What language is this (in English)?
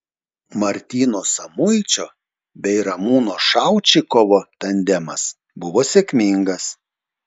Lithuanian